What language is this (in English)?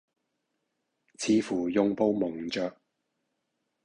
Cantonese